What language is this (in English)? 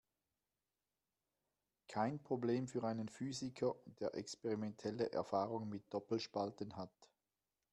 German